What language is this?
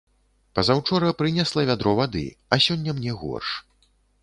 Belarusian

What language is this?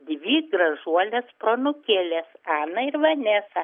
Lithuanian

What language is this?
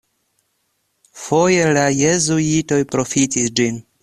Esperanto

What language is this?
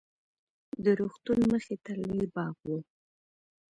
Pashto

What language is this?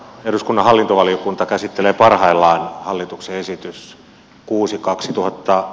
Finnish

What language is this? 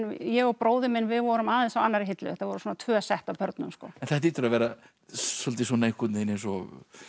Icelandic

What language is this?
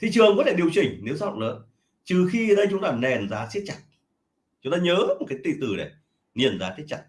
Vietnamese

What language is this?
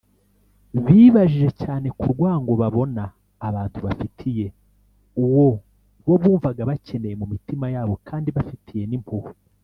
Kinyarwanda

